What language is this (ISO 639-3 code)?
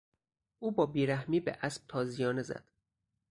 fas